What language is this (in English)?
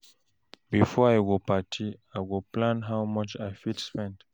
Nigerian Pidgin